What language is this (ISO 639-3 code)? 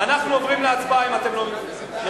heb